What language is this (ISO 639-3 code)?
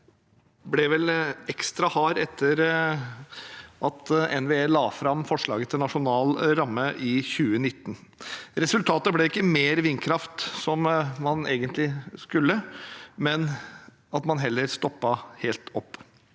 nor